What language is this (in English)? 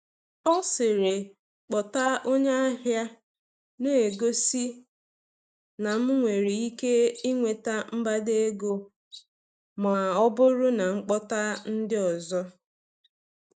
Igbo